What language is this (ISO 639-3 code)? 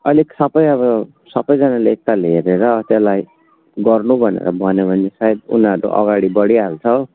nep